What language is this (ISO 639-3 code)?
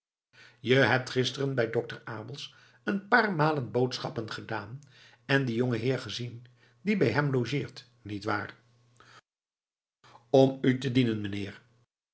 nld